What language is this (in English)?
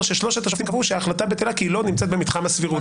Hebrew